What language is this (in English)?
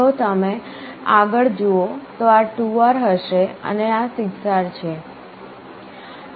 Gujarati